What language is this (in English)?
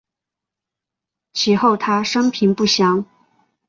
Chinese